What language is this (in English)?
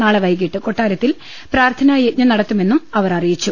Malayalam